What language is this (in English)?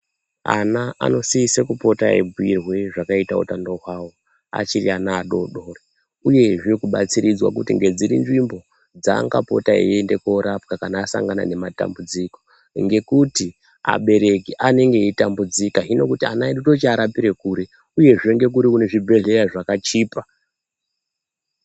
Ndau